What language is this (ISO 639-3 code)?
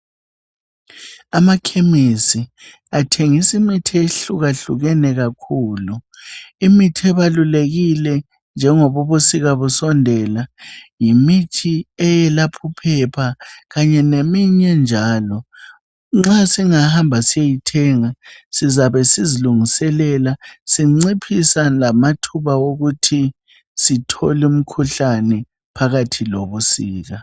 nde